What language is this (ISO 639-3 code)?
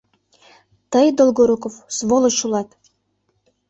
chm